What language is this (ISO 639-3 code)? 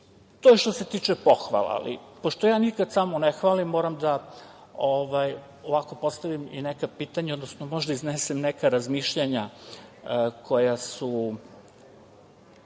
srp